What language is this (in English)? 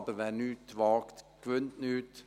Swiss German